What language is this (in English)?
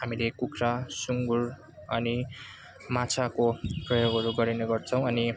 Nepali